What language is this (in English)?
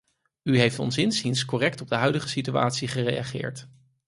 Dutch